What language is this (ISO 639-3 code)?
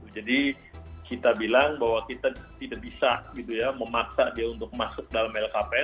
ind